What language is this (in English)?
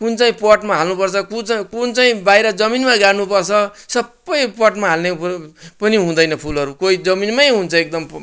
Nepali